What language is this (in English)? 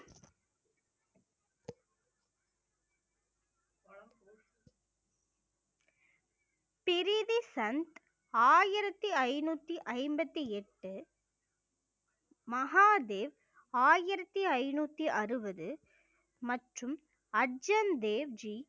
Tamil